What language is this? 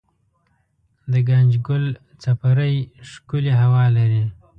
Pashto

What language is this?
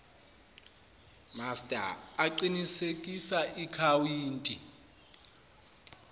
Zulu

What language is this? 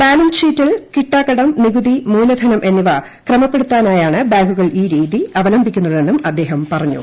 Malayalam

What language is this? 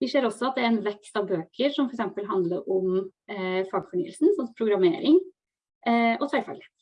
Norwegian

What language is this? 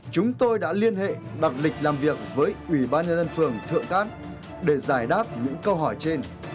Vietnamese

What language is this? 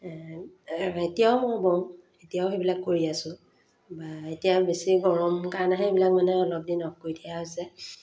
Assamese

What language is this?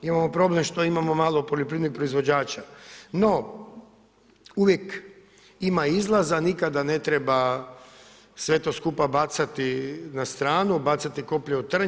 Croatian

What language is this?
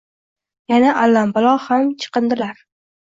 Uzbek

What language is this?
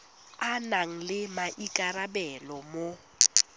Tswana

